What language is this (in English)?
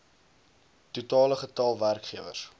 Afrikaans